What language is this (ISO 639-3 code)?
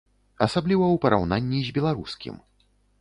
bel